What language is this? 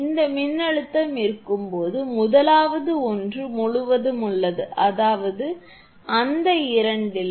Tamil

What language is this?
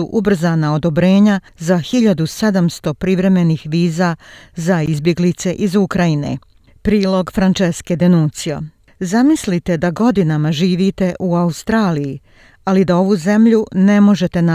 Croatian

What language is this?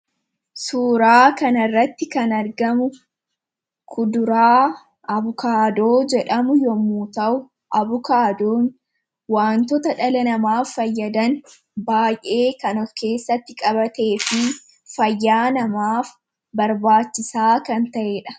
Oromo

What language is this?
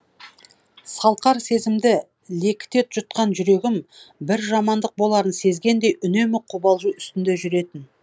Kazakh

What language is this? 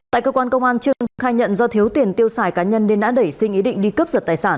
Vietnamese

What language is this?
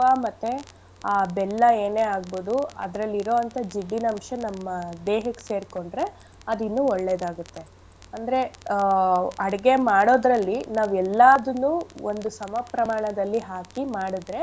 Kannada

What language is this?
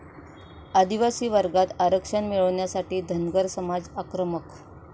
Marathi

